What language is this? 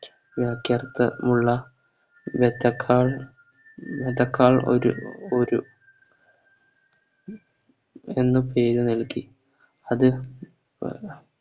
Malayalam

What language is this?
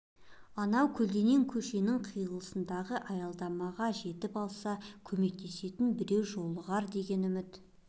Kazakh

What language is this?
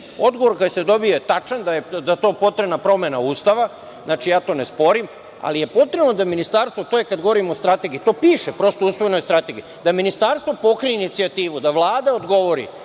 Serbian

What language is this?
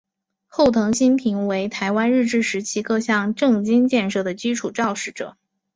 Chinese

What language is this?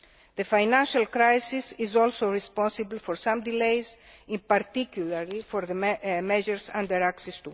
English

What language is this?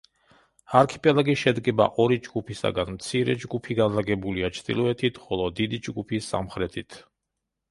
Georgian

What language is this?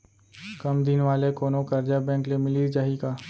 Chhattisgarhi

